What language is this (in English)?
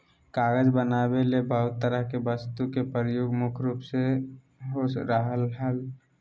Magahi